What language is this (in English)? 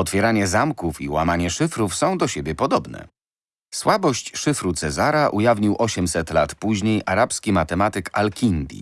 Polish